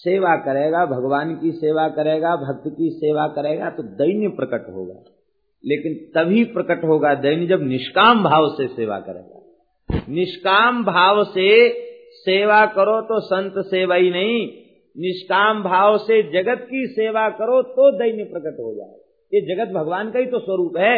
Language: Hindi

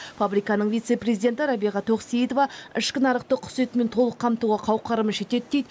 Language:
Kazakh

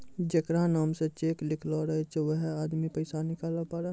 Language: Maithili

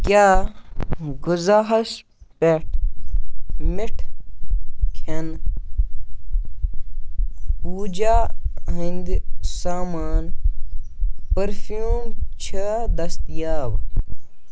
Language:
Kashmiri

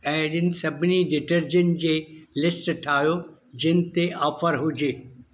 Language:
Sindhi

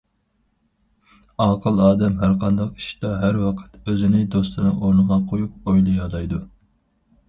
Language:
Uyghur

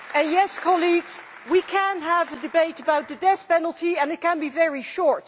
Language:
English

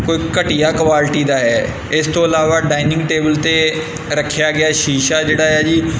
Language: Punjabi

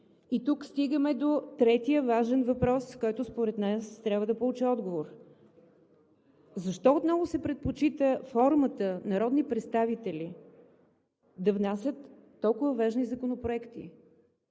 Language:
Bulgarian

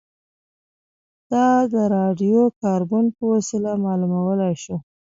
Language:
Pashto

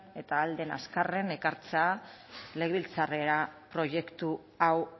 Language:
Basque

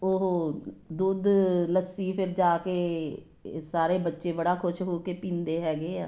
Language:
Punjabi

